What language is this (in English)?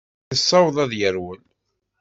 Kabyle